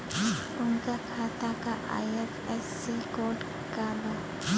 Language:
Bhojpuri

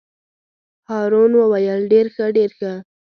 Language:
Pashto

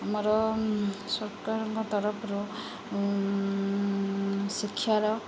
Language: Odia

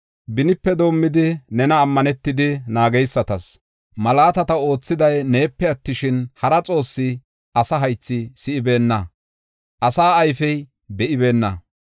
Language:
Gofa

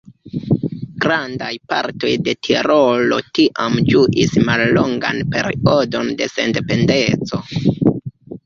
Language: Esperanto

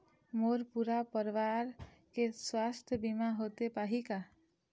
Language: Chhattisgarhi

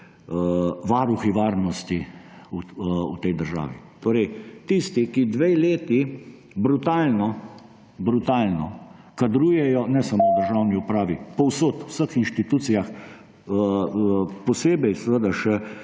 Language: Slovenian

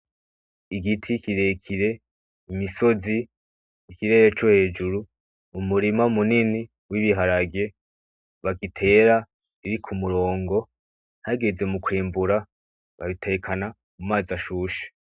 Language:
Rundi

